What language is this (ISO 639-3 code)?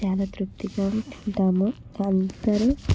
tel